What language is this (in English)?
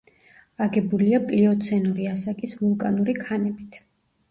Georgian